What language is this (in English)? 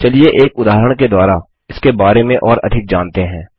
Hindi